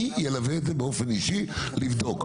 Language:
Hebrew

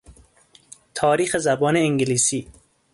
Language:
Persian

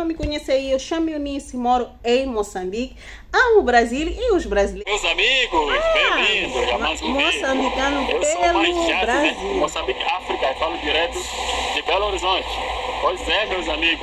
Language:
Portuguese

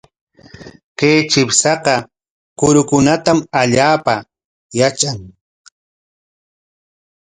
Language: Corongo Ancash Quechua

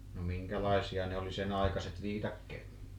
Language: Finnish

